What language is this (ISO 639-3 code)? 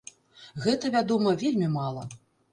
bel